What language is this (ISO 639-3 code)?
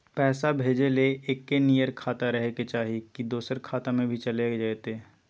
mag